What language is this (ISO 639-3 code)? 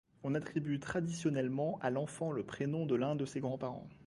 fra